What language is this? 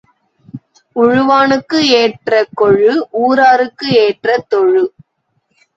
Tamil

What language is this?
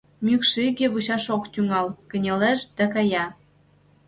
Mari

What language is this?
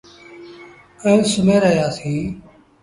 Sindhi Bhil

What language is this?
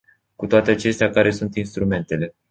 Romanian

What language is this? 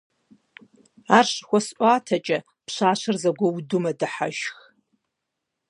Kabardian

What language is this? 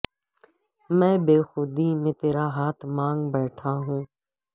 Urdu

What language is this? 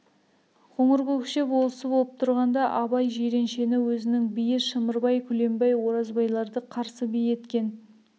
Kazakh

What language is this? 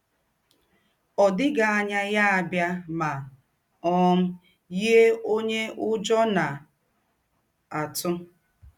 Igbo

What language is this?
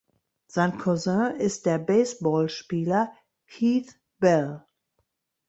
German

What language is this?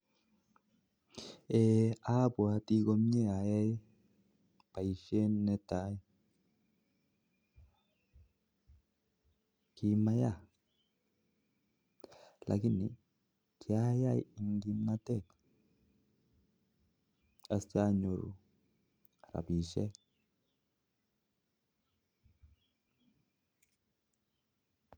Kalenjin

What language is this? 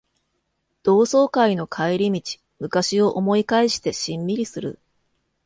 Japanese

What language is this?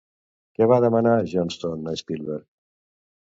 Catalan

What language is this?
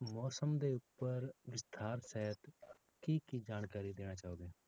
Punjabi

